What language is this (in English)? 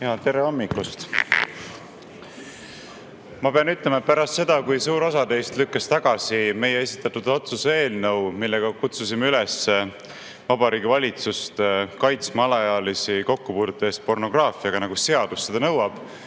Estonian